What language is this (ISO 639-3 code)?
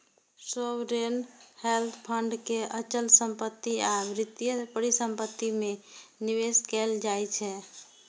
mai